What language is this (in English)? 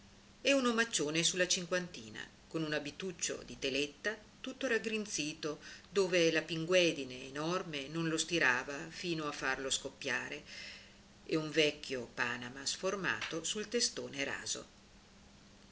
Italian